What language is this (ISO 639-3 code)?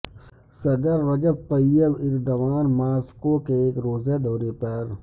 urd